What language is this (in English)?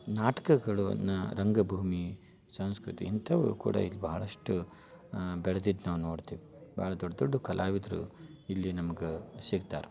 Kannada